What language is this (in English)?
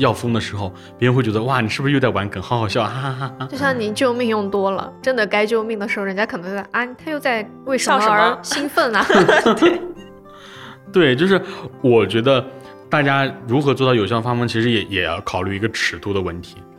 Chinese